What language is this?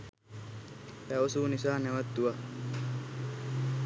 Sinhala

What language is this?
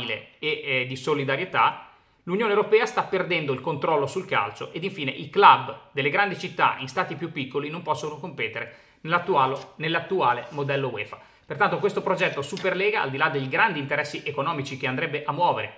Italian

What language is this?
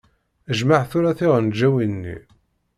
Kabyle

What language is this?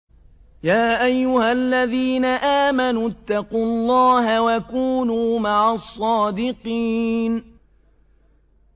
Arabic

